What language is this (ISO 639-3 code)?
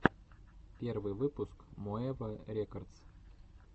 rus